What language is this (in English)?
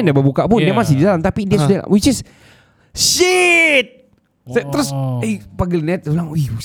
Malay